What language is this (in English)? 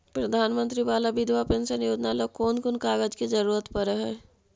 Magahi